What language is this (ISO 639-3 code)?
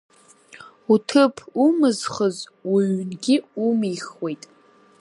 abk